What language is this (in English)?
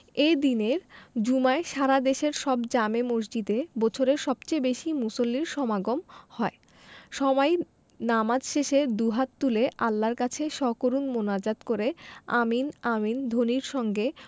Bangla